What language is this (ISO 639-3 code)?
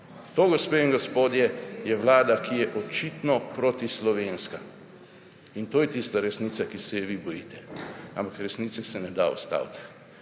slv